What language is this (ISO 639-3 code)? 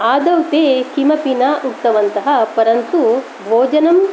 san